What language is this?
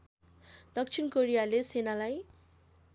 Nepali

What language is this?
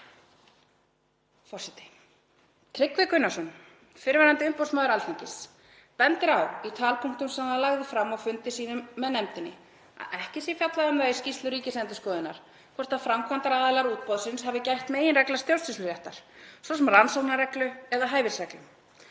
Icelandic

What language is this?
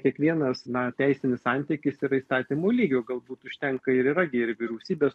Lithuanian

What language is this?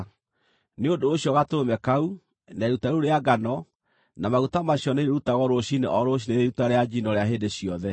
Kikuyu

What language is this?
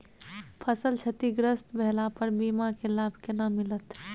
Maithili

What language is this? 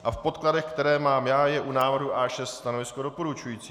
Czech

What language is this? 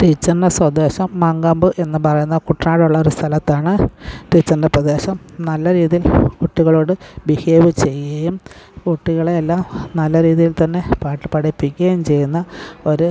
Malayalam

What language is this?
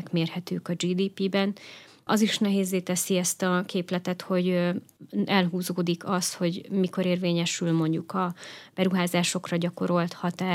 Hungarian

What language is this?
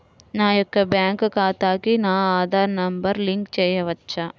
Telugu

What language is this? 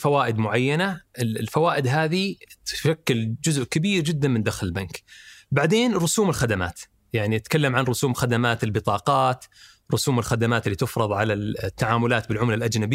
Arabic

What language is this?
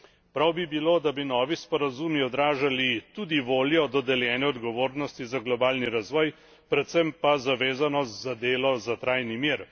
Slovenian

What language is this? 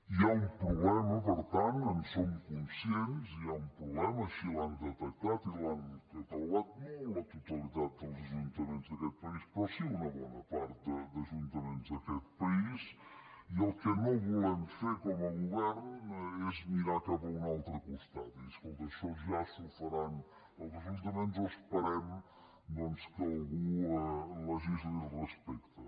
Catalan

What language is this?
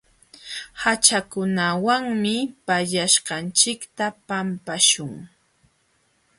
Jauja Wanca Quechua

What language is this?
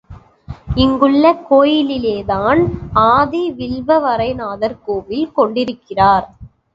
Tamil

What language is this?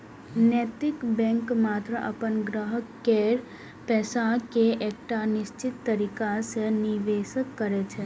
Maithili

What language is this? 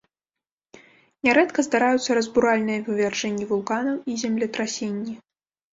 Belarusian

